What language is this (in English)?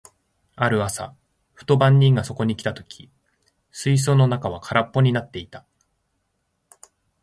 Japanese